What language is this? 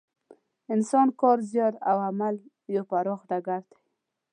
Pashto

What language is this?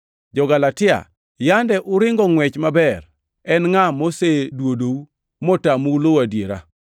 Luo (Kenya and Tanzania)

